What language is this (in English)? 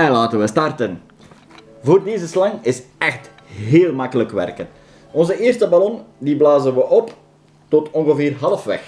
Dutch